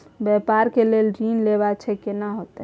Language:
Maithili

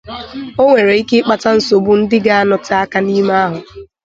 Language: Igbo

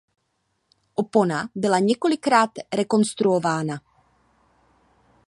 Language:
Czech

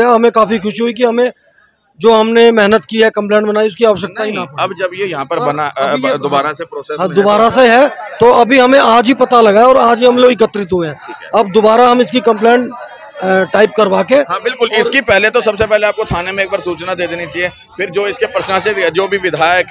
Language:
Hindi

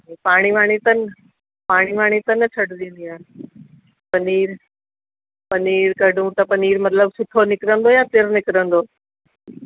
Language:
Sindhi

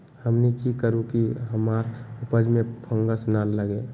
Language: Magahi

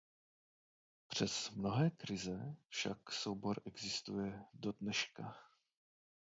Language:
Czech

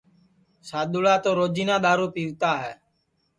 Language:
Sansi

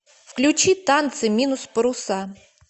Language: Russian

